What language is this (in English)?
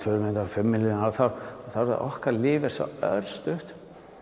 Icelandic